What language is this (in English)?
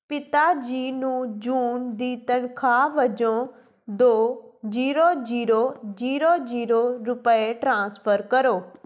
Punjabi